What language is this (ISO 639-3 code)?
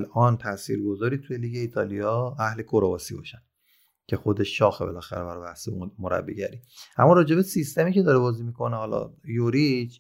fas